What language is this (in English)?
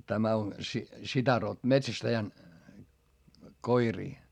Finnish